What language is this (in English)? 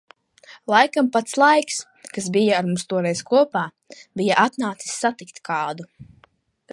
Latvian